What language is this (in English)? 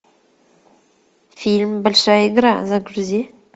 Russian